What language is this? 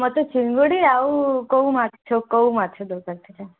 Odia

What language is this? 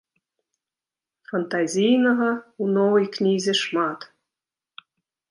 Belarusian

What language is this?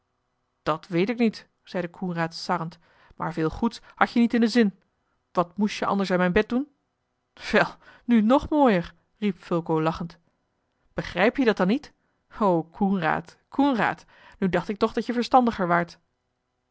Dutch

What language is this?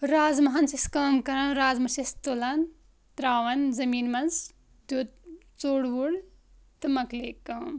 Kashmiri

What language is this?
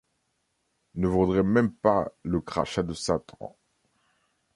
French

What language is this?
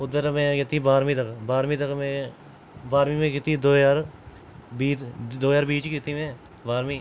Dogri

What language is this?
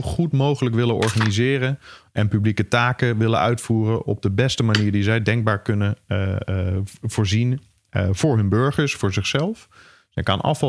Dutch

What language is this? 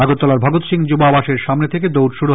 Bangla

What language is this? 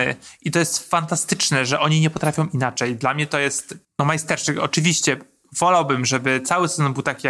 Polish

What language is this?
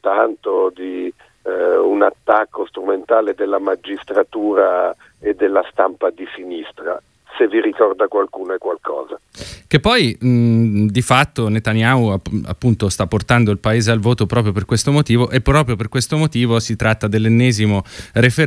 Italian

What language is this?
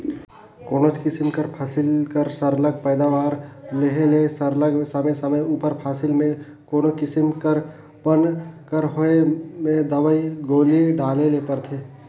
Chhattisgarhi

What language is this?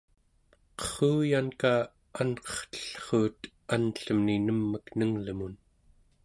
Central Yupik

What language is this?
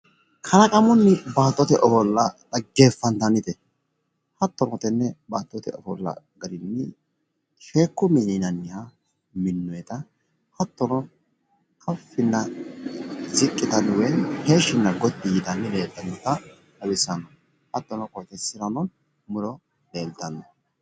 Sidamo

